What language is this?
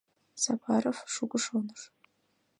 Mari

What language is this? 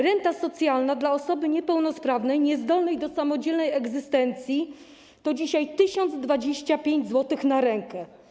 Polish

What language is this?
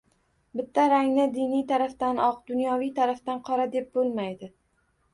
Uzbek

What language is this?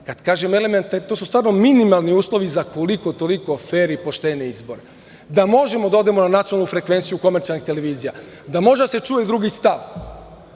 Serbian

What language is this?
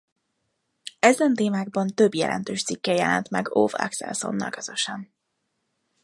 Hungarian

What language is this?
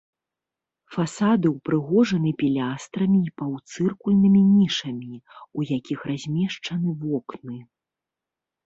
Belarusian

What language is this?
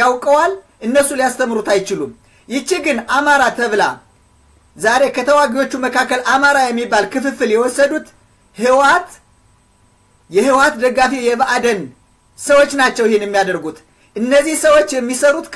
Arabic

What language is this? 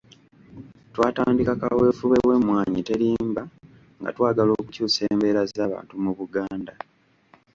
Ganda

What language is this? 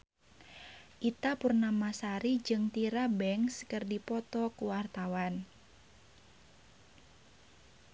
Sundanese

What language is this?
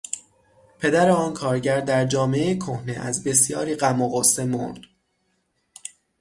Persian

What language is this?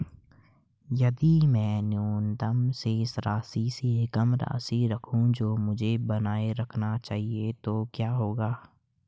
Hindi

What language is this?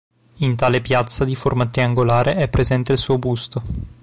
Italian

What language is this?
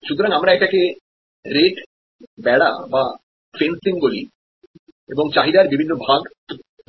Bangla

